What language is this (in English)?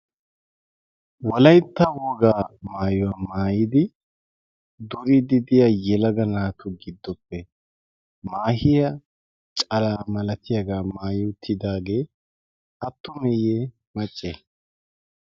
Wolaytta